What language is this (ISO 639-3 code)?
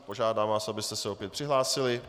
ces